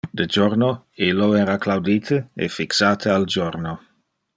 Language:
Interlingua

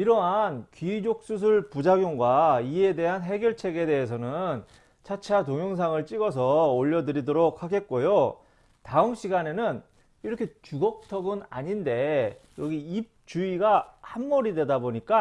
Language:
Korean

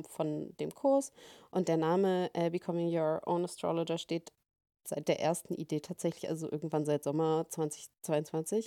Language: German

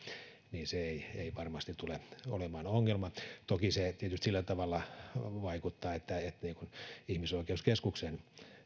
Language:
Finnish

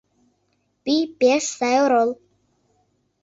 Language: Mari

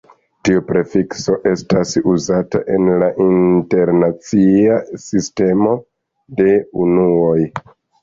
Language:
Esperanto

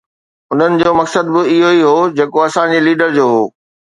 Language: Sindhi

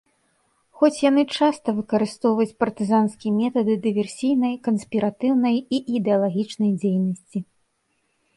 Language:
Belarusian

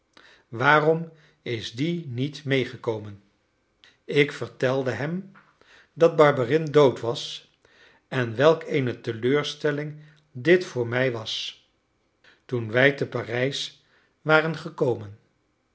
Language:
Dutch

